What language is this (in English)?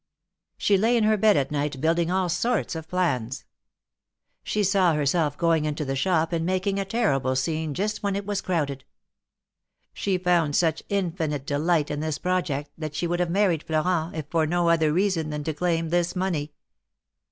English